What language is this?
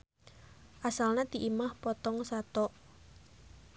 Sundanese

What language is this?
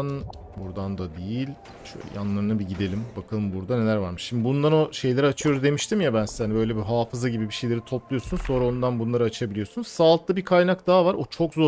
Turkish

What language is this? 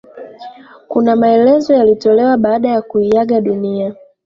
Swahili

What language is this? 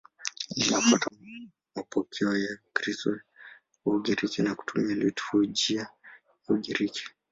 Swahili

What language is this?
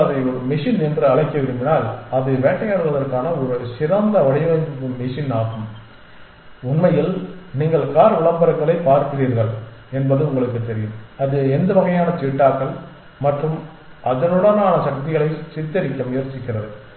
Tamil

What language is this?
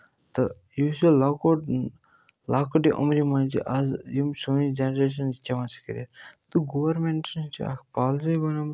Kashmiri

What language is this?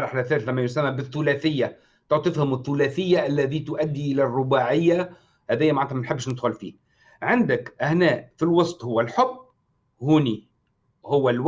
Arabic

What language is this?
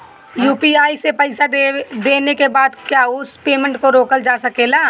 Bhojpuri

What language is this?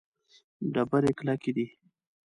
Pashto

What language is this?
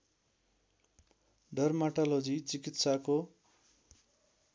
Nepali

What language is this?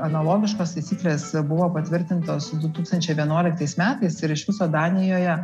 Lithuanian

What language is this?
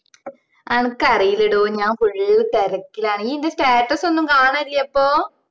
Malayalam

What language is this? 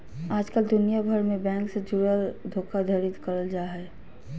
Magahi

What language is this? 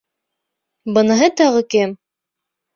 Bashkir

